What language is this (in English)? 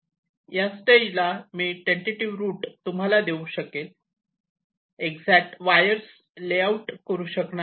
Marathi